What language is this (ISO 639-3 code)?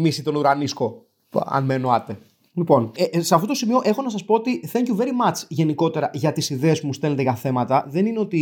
ell